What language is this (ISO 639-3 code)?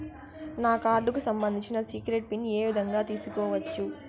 tel